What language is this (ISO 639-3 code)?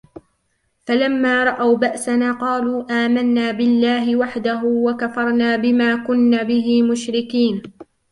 ara